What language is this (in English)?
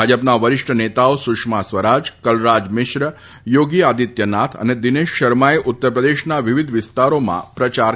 Gujarati